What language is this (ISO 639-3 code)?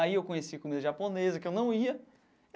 por